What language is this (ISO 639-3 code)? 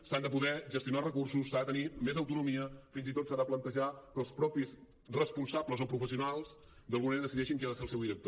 cat